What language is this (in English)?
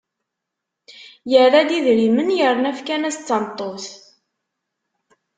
Kabyle